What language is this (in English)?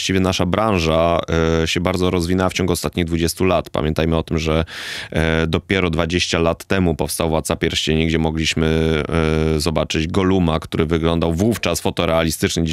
Polish